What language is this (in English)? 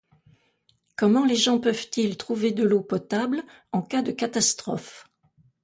French